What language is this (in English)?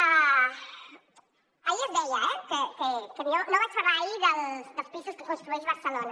Catalan